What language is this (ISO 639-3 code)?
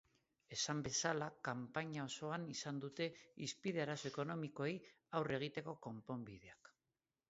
eus